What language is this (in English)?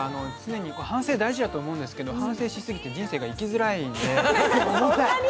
Japanese